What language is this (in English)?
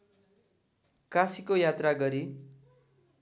Nepali